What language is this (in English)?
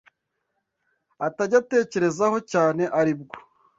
Kinyarwanda